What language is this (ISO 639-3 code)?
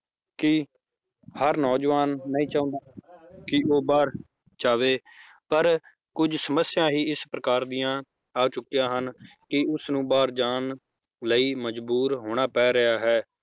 pan